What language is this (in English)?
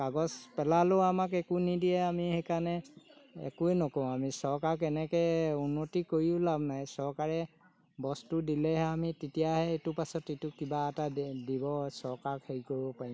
Assamese